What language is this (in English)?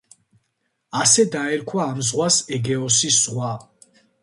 Georgian